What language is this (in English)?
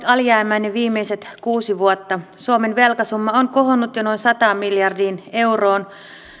Finnish